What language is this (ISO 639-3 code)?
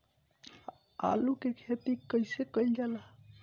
bho